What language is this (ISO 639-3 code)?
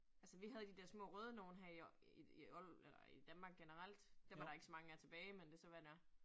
dan